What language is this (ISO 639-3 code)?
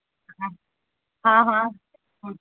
urd